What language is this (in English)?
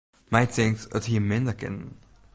Western Frisian